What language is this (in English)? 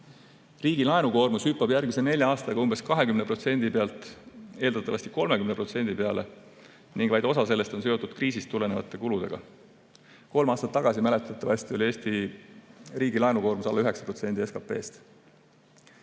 Estonian